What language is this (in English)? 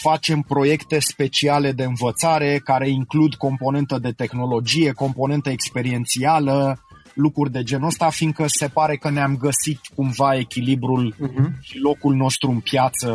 Romanian